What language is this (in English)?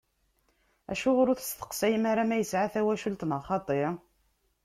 Kabyle